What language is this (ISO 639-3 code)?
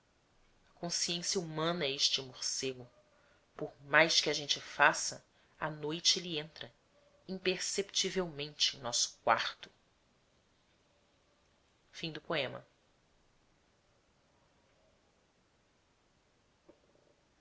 por